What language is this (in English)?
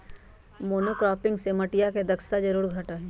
Magahi